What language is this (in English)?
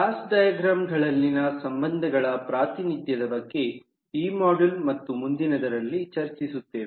Kannada